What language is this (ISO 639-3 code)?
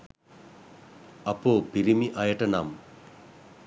sin